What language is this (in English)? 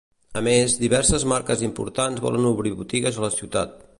Catalan